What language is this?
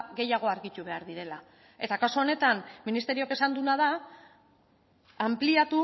Basque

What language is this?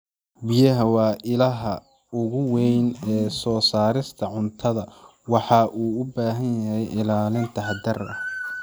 Somali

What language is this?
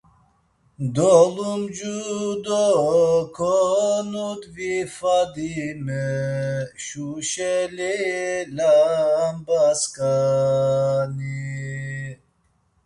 Laz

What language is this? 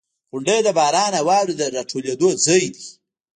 Pashto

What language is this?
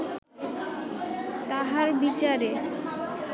Bangla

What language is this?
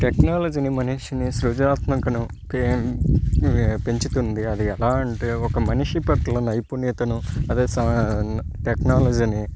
Telugu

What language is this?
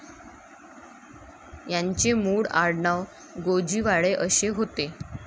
Marathi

